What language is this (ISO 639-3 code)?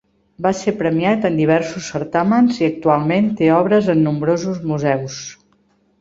cat